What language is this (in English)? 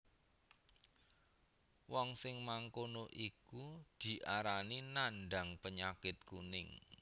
Javanese